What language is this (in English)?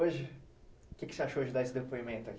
Portuguese